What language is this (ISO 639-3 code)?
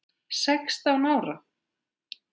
isl